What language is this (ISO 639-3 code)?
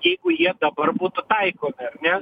lit